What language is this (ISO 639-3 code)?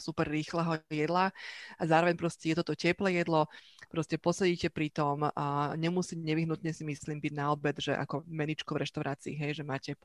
slk